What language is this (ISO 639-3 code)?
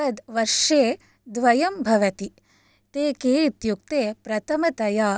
san